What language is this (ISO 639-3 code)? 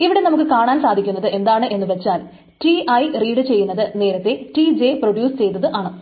mal